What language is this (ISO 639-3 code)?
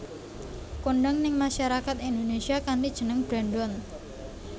jav